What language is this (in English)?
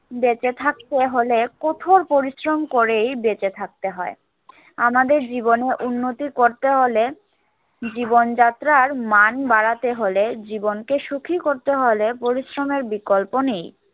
Bangla